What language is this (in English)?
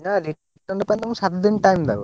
Odia